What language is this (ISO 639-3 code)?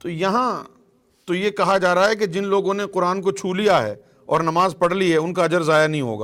urd